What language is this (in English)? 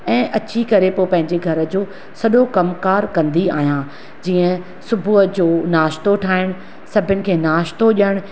Sindhi